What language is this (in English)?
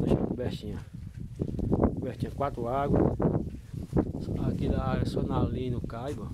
Portuguese